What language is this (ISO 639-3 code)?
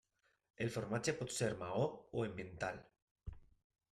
cat